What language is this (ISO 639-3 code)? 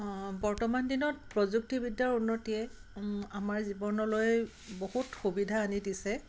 asm